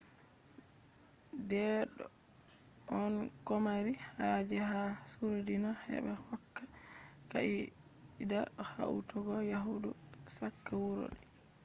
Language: Fula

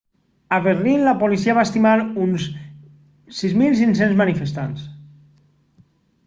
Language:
Catalan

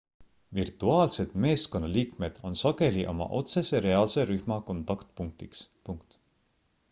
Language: Estonian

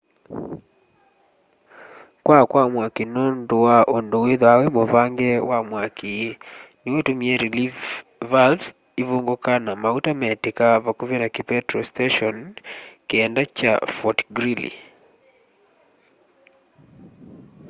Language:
Kamba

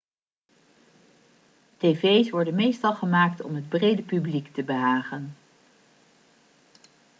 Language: Dutch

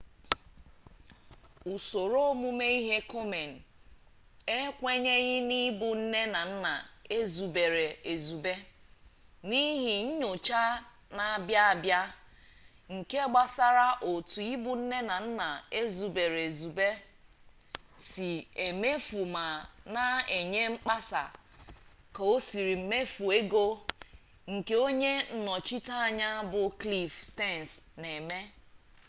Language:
Igbo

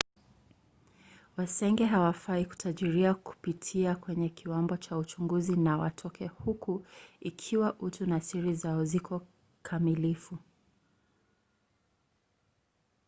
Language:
Swahili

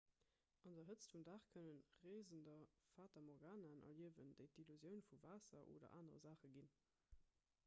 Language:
Luxembourgish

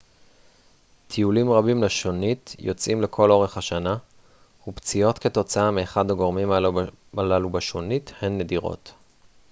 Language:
Hebrew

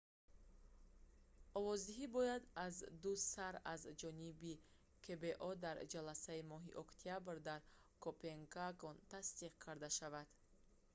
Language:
Tajik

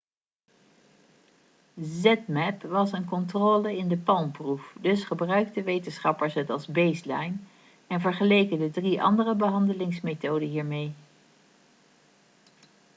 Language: Dutch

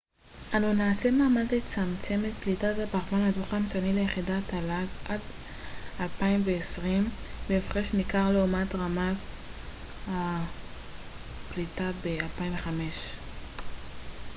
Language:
Hebrew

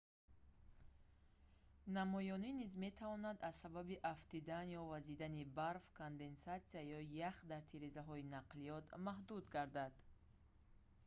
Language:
Tajik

